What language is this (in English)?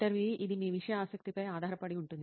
Telugu